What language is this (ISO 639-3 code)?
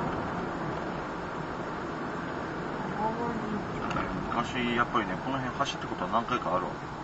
jpn